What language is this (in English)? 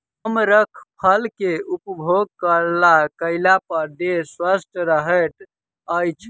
Maithili